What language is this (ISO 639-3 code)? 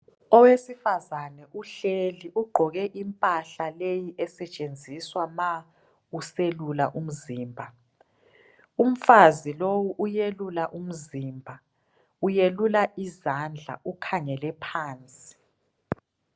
nde